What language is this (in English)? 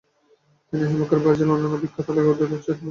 Bangla